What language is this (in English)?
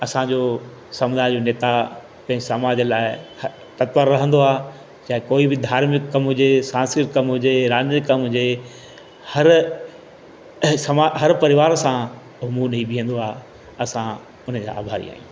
Sindhi